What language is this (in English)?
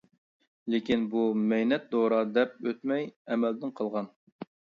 Uyghur